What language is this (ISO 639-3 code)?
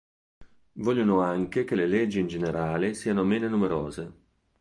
ita